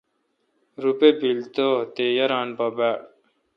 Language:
Kalkoti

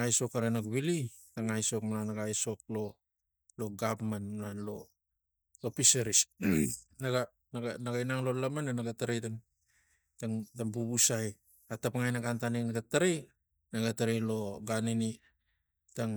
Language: Tigak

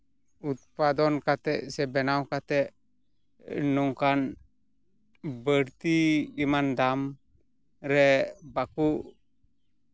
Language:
Santali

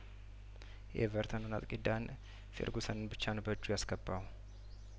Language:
Amharic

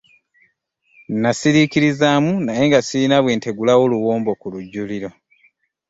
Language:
Ganda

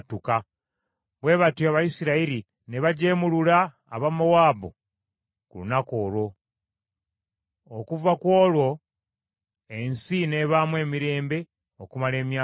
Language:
Ganda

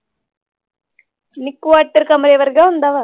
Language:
Punjabi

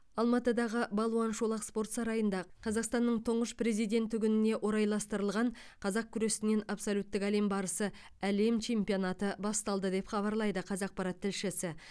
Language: Kazakh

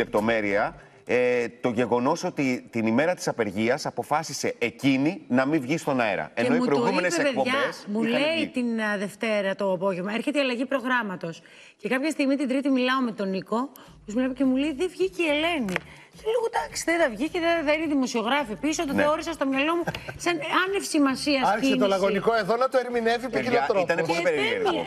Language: Greek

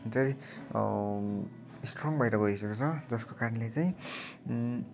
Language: Nepali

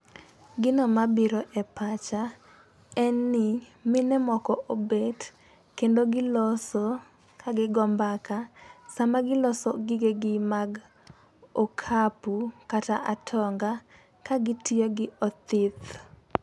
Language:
Luo (Kenya and Tanzania)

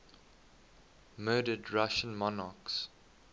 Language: English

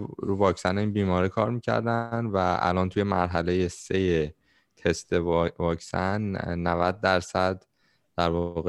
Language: Persian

